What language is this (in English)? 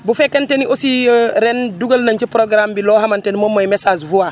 Wolof